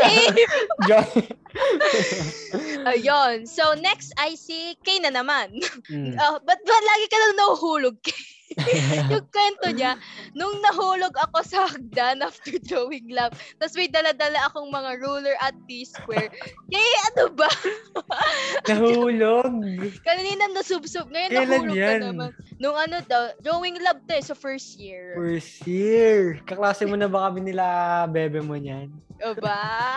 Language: Filipino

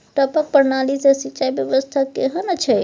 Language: Maithili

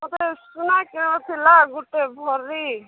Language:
Odia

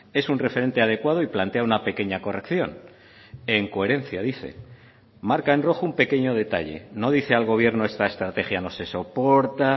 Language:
Spanish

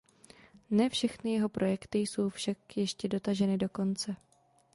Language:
Czech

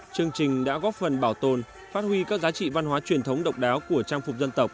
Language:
Vietnamese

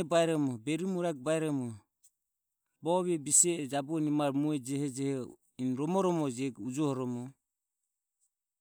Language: Ömie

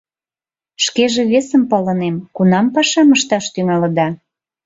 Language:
Mari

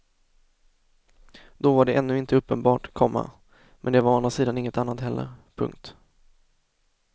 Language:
Swedish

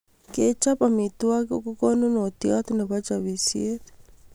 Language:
Kalenjin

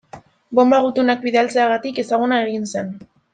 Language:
Basque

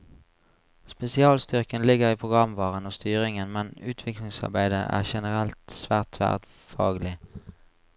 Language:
Norwegian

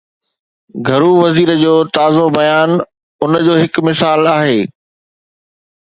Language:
Sindhi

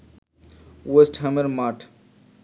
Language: Bangla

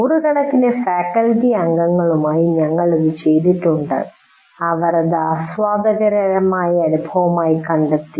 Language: Malayalam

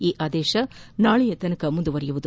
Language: Kannada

